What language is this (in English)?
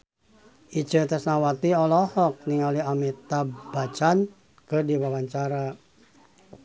Sundanese